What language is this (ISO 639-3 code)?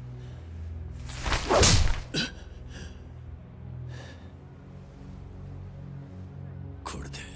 jpn